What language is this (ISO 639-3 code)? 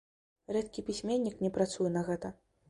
bel